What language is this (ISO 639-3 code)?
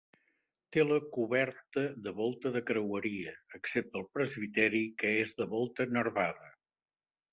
cat